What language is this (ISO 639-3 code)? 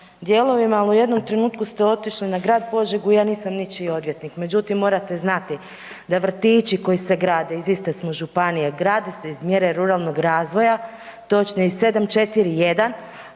hrv